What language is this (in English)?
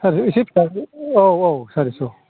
Bodo